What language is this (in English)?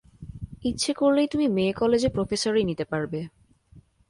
Bangla